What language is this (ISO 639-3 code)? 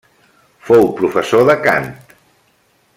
cat